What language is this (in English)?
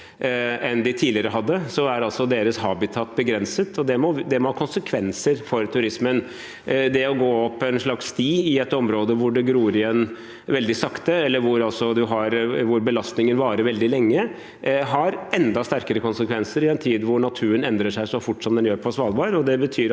Norwegian